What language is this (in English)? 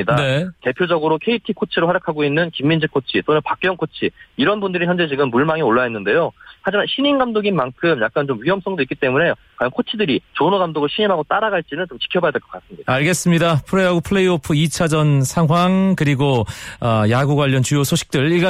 Korean